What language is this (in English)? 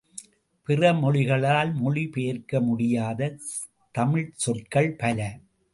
Tamil